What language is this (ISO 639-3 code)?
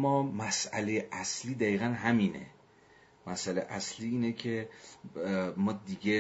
fas